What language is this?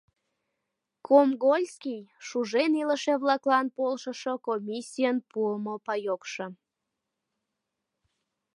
Mari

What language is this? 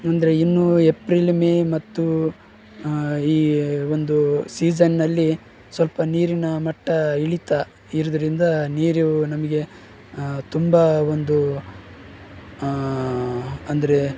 Kannada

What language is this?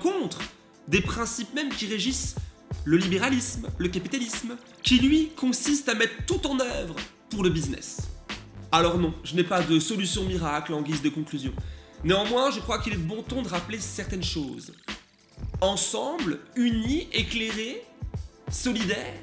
French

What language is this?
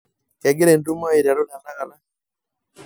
Masai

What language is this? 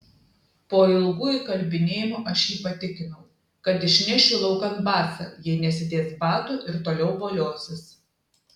Lithuanian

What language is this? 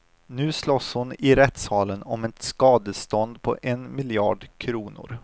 Swedish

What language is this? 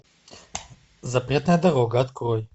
Russian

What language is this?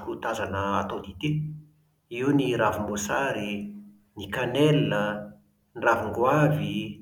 Malagasy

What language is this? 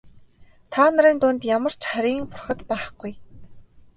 Mongolian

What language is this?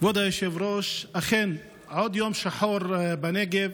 Hebrew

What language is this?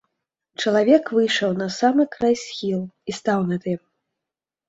Belarusian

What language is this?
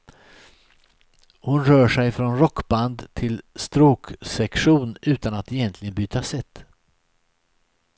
Swedish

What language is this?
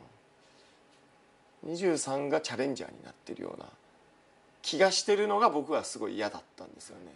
Japanese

